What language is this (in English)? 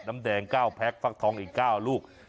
Thai